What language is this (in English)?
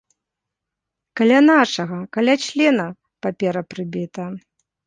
Belarusian